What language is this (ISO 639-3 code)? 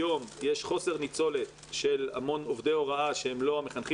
heb